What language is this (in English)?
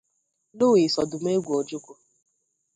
Igbo